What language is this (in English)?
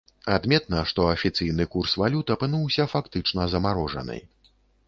Belarusian